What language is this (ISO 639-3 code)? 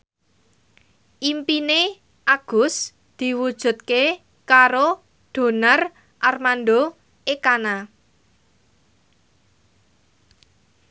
jav